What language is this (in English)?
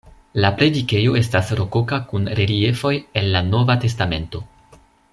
Esperanto